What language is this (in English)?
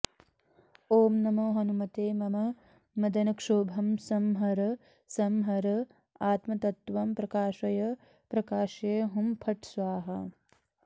Sanskrit